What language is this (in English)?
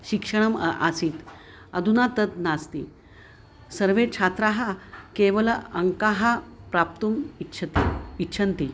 Sanskrit